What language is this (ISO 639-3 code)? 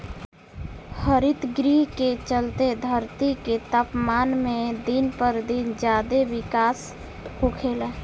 bho